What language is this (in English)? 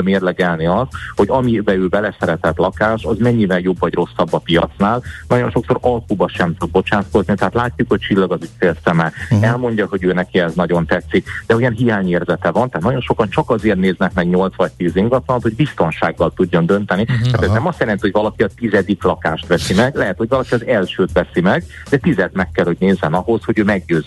Hungarian